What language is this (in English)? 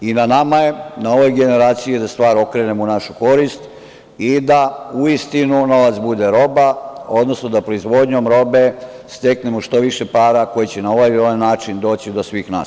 Serbian